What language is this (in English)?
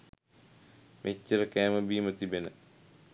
Sinhala